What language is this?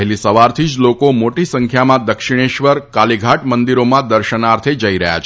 Gujarati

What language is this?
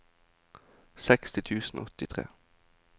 Norwegian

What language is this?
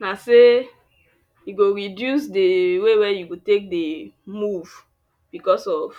Nigerian Pidgin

